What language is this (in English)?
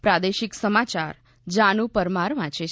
Gujarati